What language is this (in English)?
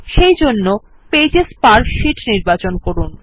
Bangla